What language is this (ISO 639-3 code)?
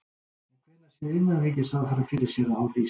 isl